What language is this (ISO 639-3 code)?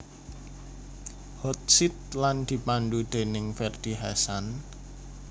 jav